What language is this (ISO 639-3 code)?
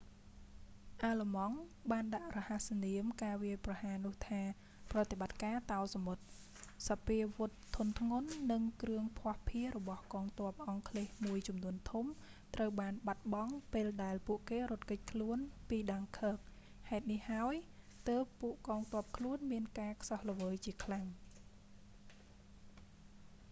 khm